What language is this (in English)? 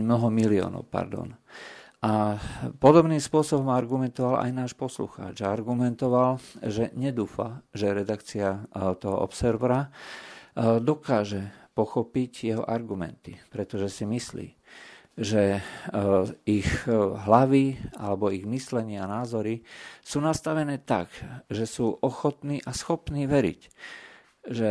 Slovak